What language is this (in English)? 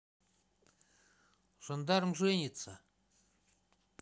Russian